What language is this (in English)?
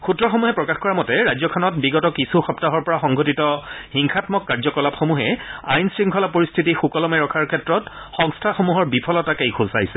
Assamese